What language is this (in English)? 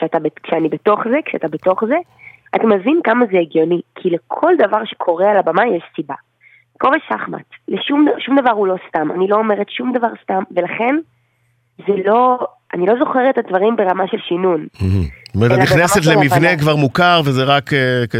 Hebrew